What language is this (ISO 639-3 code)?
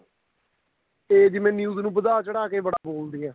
pan